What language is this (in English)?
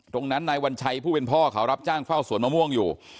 Thai